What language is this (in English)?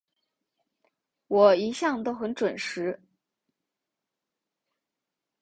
Chinese